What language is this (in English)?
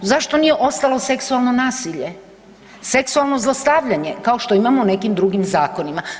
Croatian